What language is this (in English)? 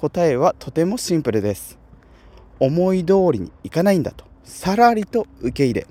Japanese